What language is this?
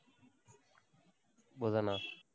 Tamil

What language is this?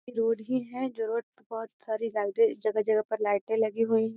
Magahi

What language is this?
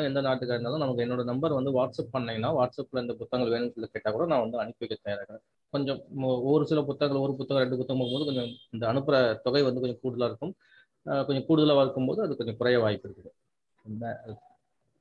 Tamil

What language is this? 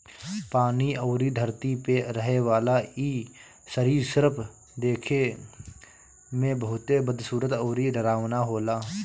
Bhojpuri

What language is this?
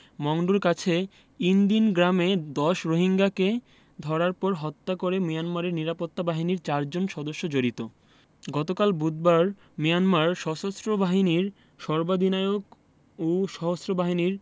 Bangla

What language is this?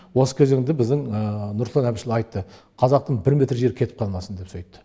Kazakh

